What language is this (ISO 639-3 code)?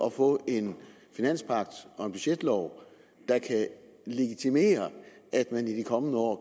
dan